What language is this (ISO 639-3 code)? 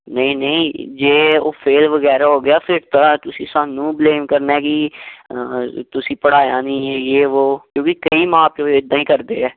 pan